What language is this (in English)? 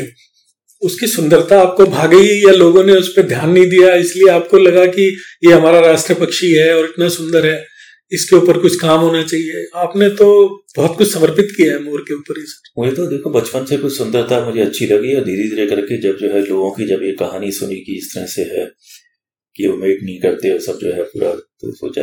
Hindi